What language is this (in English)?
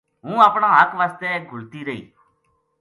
Gujari